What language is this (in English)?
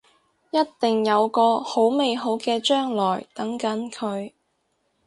Cantonese